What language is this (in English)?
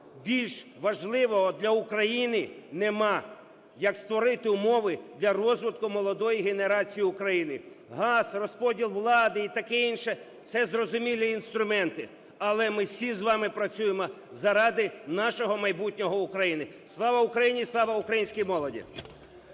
Ukrainian